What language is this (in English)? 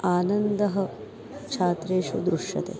Sanskrit